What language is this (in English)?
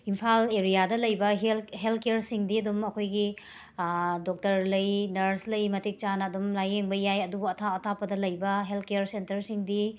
Manipuri